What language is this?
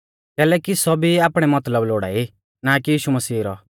Mahasu Pahari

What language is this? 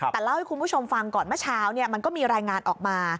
Thai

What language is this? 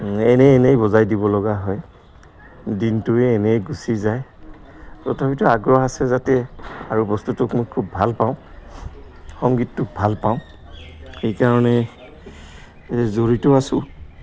Assamese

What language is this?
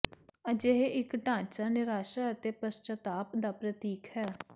Punjabi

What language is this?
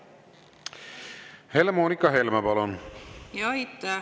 Estonian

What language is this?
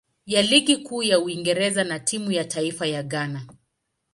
Swahili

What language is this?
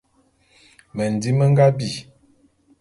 Bulu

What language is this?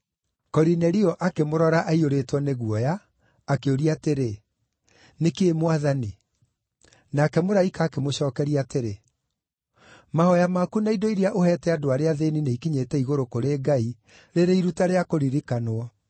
Kikuyu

